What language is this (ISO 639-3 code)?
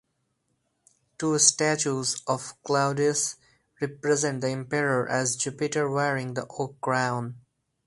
eng